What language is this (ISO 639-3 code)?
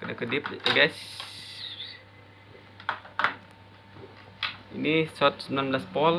ind